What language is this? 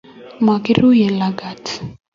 Kalenjin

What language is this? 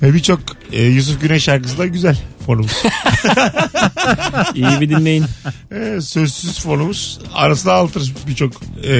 Turkish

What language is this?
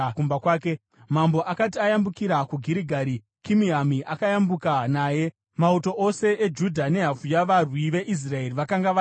Shona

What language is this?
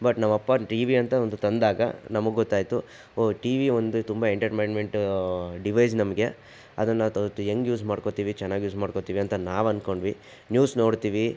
Kannada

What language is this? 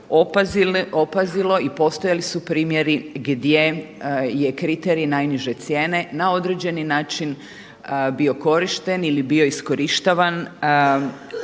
Croatian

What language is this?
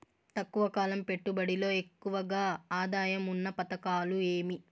Telugu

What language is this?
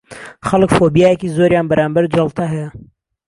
Central Kurdish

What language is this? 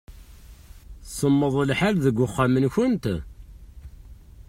Kabyle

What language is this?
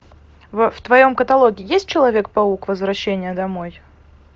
Russian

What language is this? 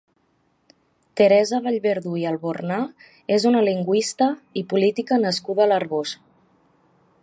Catalan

